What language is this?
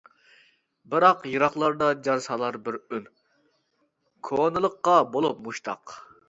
Uyghur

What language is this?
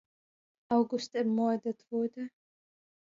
German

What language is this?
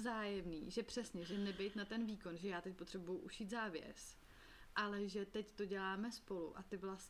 Czech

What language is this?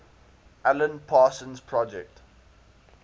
English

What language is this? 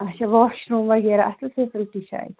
Kashmiri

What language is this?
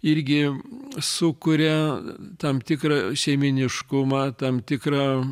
Lithuanian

